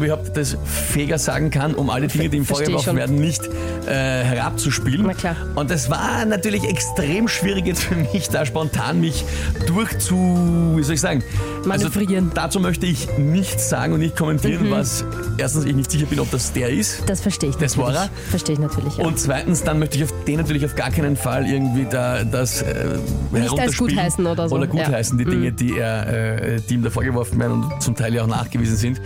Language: German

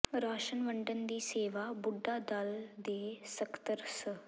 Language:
Punjabi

